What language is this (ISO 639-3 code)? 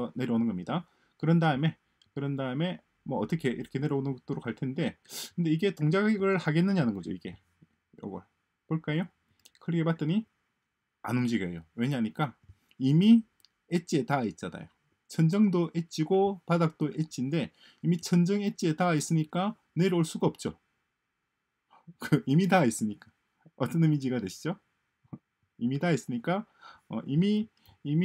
kor